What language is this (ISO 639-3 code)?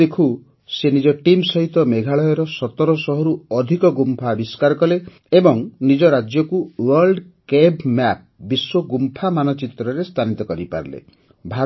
ori